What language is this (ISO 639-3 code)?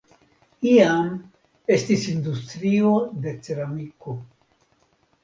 epo